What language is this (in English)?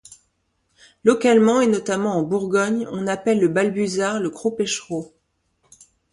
French